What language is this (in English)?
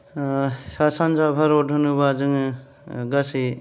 Bodo